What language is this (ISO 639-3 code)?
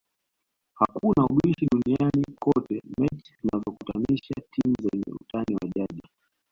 swa